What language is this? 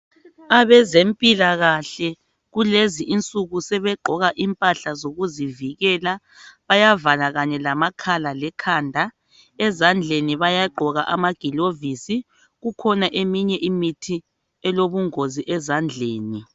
North Ndebele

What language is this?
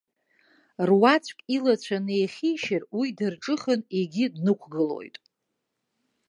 Abkhazian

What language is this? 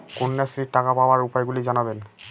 Bangla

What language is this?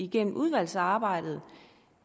Danish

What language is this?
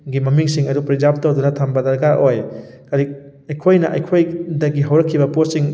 Manipuri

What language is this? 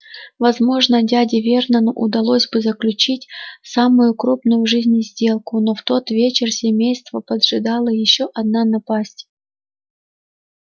Russian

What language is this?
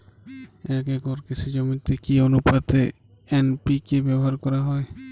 Bangla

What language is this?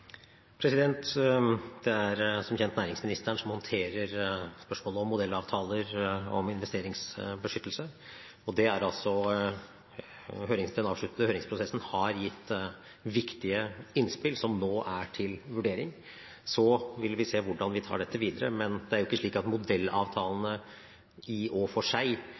Norwegian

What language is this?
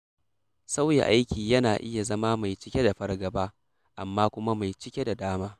Hausa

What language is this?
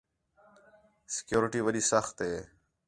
Khetrani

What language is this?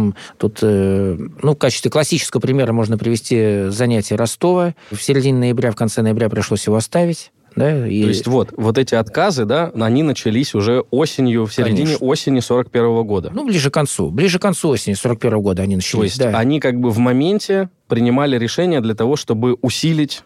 Russian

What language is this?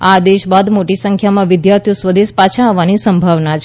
Gujarati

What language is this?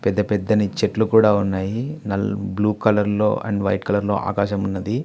Telugu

